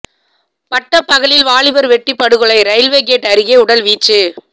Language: Tamil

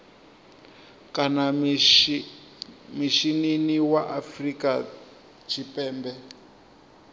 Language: Venda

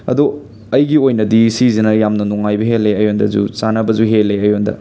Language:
Manipuri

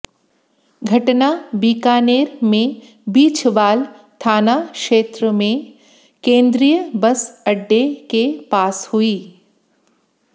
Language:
Hindi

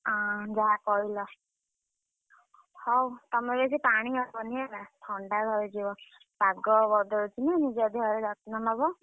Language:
Odia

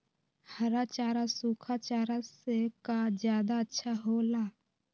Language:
Magahi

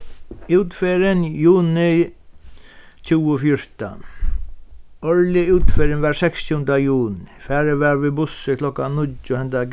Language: Faroese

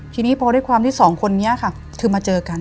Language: Thai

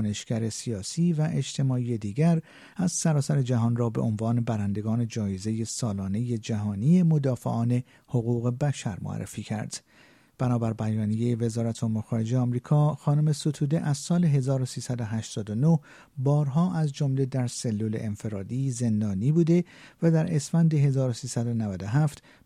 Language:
Persian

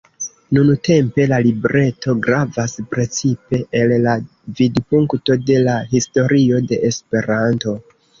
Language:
Esperanto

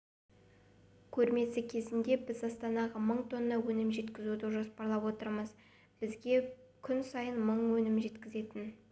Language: Kazakh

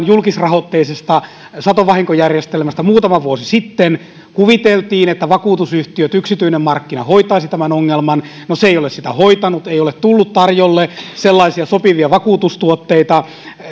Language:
Finnish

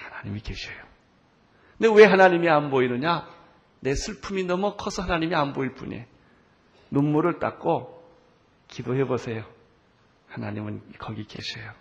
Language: Korean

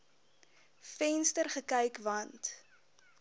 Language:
Afrikaans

